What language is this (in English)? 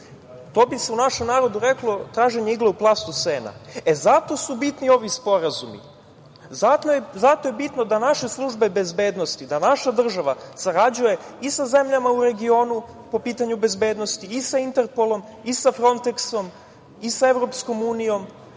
Serbian